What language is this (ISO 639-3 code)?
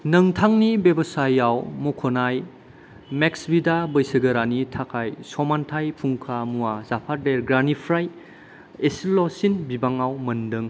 brx